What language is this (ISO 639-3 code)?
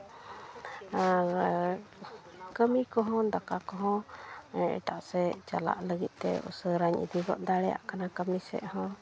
sat